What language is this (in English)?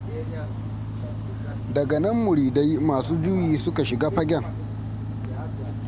Hausa